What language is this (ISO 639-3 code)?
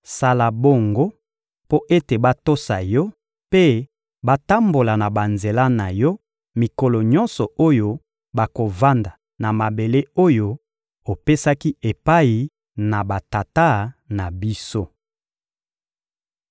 lin